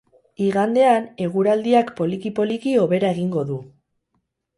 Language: Basque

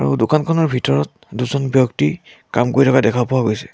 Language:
Assamese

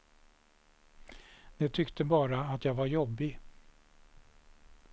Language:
Swedish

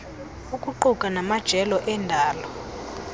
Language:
Xhosa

